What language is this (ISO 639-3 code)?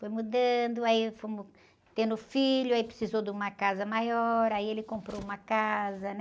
por